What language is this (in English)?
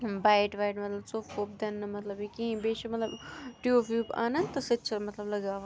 Kashmiri